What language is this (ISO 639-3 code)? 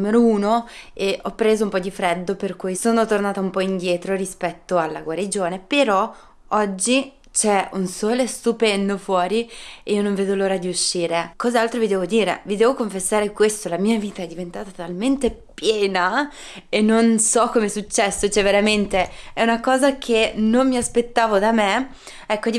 ita